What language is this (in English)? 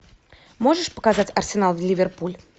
Russian